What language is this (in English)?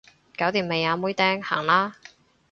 Cantonese